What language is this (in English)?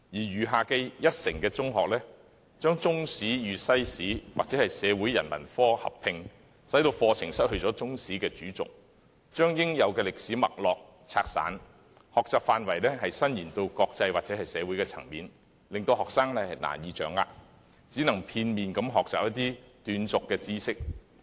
Cantonese